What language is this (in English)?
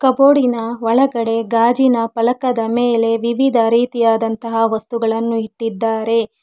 Kannada